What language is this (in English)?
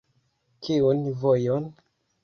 Esperanto